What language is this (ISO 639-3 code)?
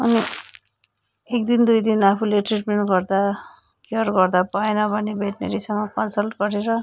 nep